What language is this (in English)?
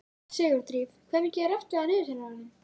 Icelandic